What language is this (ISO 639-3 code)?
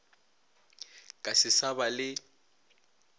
nso